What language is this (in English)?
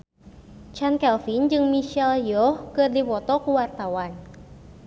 Sundanese